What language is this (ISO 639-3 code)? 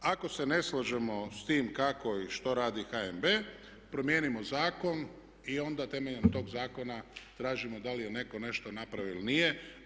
hrv